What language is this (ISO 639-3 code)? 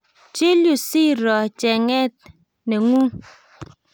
kln